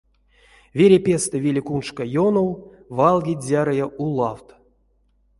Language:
Erzya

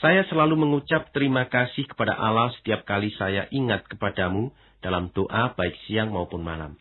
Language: Indonesian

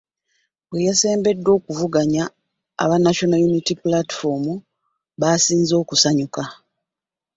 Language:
Ganda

